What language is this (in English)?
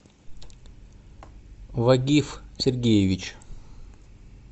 Russian